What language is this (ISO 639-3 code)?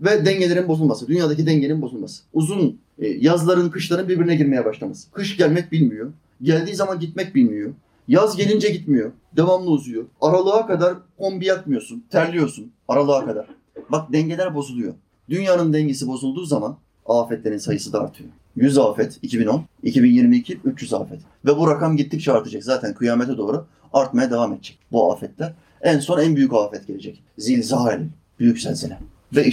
tur